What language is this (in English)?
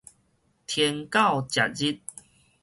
Min Nan Chinese